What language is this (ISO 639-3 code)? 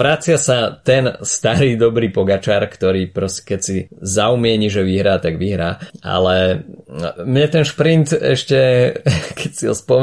slk